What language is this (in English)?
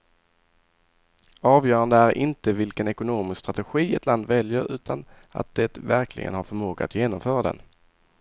Swedish